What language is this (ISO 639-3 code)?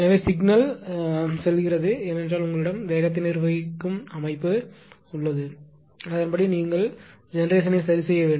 tam